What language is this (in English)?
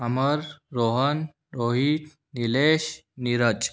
Hindi